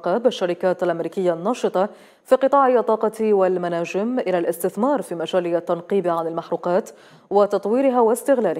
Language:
Arabic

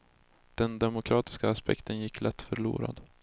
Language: Swedish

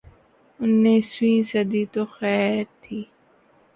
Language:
Urdu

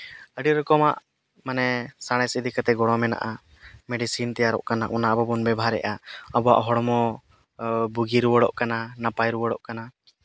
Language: Santali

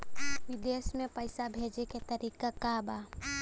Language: Bhojpuri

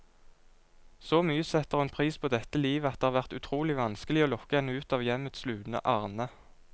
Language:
Norwegian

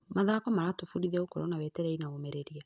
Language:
Kikuyu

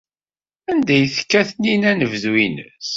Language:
Kabyle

